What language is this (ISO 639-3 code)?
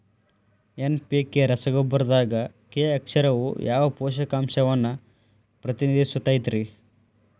kan